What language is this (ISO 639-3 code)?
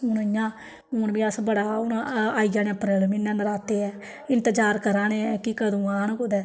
doi